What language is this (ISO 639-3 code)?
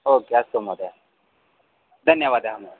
san